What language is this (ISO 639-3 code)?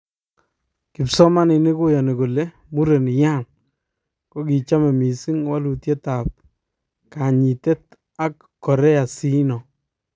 kln